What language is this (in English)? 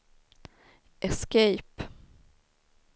Swedish